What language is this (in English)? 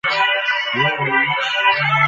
Bangla